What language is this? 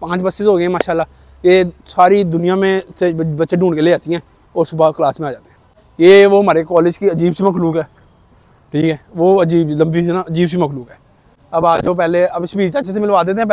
Hindi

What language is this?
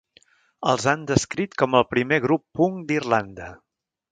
Catalan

